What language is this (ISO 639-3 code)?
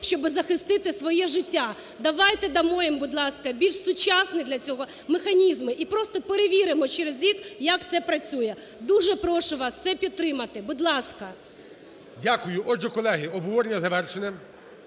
ukr